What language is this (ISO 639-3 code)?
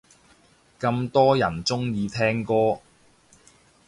yue